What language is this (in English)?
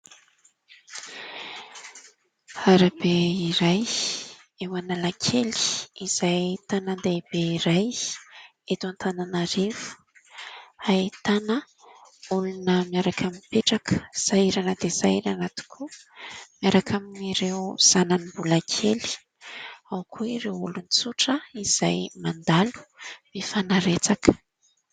Malagasy